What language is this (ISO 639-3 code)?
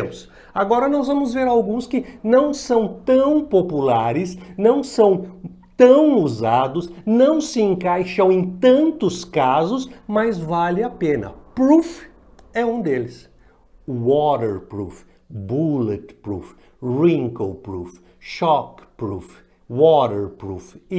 por